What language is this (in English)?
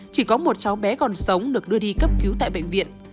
Vietnamese